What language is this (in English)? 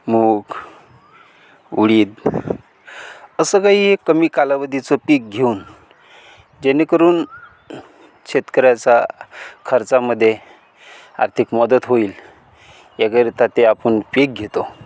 Marathi